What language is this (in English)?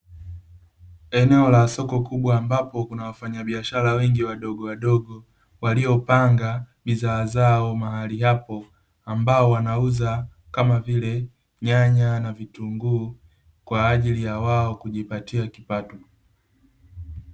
Swahili